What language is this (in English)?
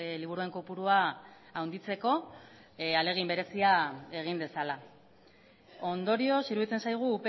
Basque